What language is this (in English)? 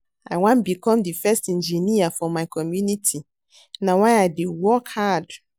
Nigerian Pidgin